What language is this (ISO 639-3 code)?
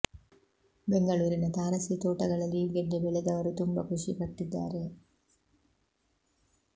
kan